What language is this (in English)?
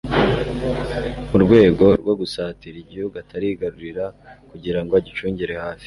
Kinyarwanda